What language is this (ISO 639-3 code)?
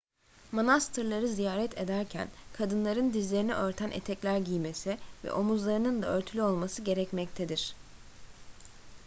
tur